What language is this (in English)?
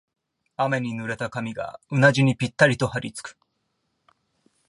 Japanese